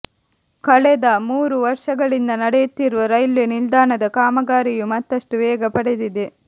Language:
Kannada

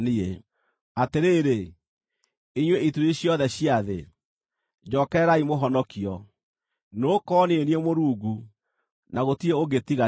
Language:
Kikuyu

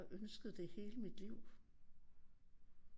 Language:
Danish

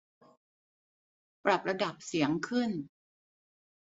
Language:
Thai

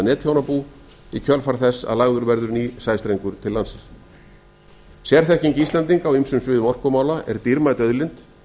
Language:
Icelandic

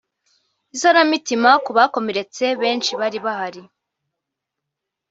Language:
Kinyarwanda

